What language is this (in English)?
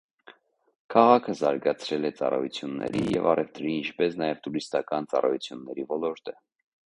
Armenian